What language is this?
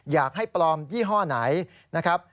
Thai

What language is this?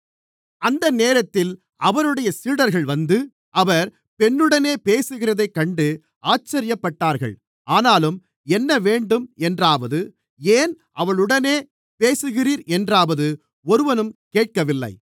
Tamil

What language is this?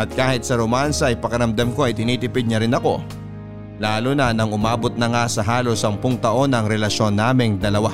Filipino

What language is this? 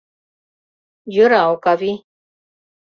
Mari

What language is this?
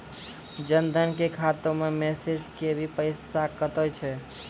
Maithili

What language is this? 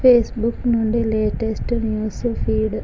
Telugu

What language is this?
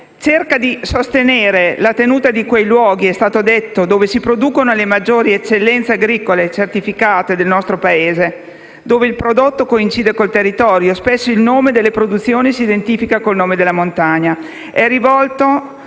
Italian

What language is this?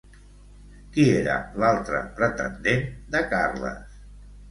Catalan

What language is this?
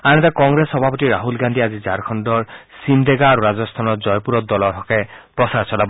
Assamese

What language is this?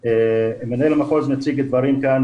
Hebrew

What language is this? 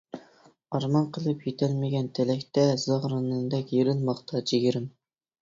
Uyghur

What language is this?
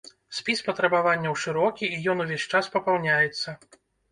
Belarusian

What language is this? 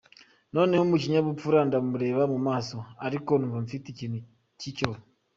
Kinyarwanda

